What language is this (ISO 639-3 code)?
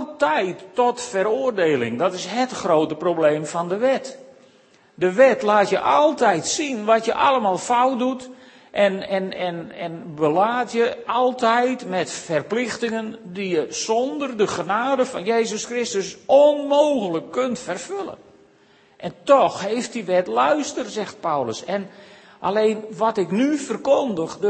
nld